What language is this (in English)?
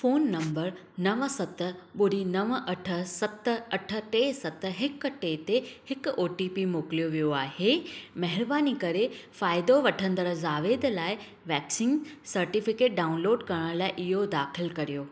Sindhi